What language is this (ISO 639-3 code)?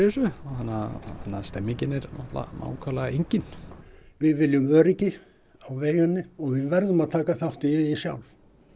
isl